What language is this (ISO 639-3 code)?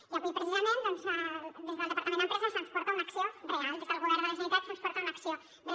cat